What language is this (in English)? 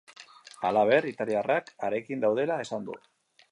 Basque